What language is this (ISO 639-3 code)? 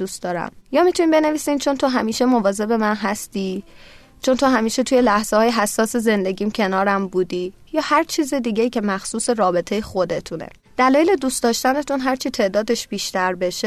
fas